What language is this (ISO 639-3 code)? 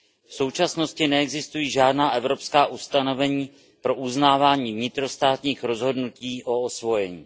ces